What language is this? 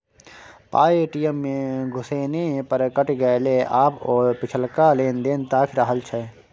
Maithili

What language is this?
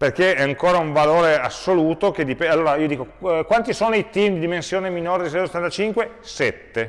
Italian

